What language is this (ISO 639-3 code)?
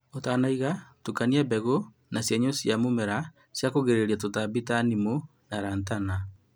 kik